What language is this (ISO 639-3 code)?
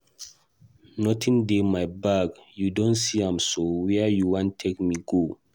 pcm